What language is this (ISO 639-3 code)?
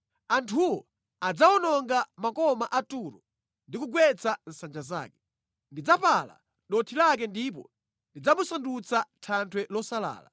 nya